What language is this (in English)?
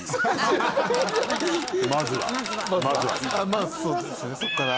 Japanese